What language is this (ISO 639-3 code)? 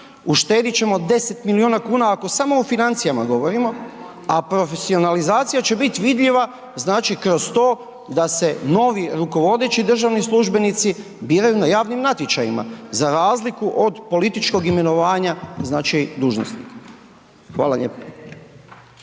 hrv